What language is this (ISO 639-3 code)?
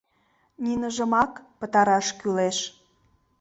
chm